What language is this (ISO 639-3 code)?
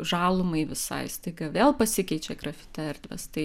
lit